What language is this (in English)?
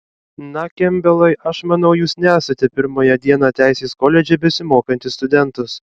Lithuanian